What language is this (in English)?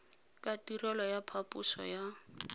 Tswana